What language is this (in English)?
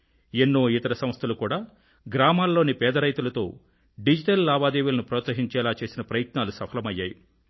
Telugu